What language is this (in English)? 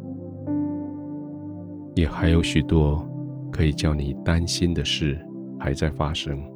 Chinese